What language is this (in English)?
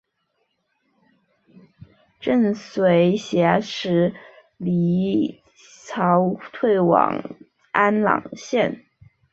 Chinese